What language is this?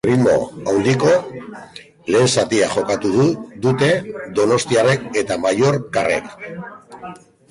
Basque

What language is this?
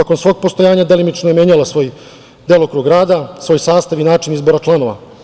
Serbian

